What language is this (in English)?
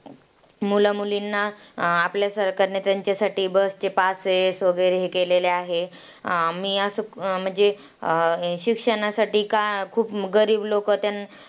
Marathi